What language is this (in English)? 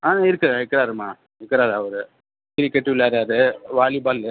Tamil